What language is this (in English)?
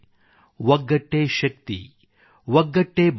Kannada